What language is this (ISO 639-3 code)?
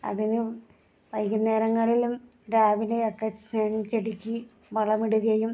mal